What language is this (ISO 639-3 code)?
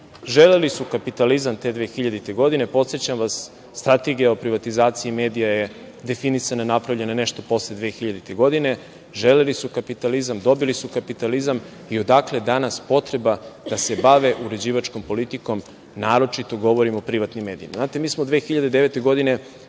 srp